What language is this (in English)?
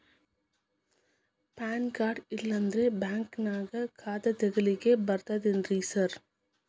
Kannada